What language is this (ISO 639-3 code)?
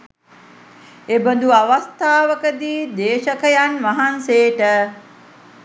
sin